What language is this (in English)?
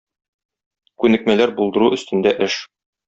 Tatar